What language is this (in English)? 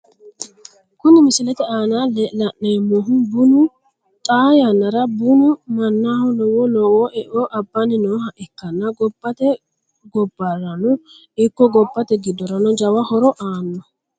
Sidamo